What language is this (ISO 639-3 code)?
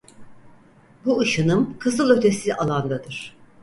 tur